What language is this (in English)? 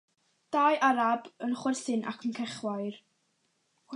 Welsh